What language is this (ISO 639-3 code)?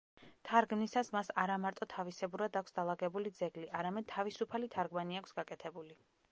kat